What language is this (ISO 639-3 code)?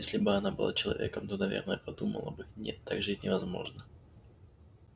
rus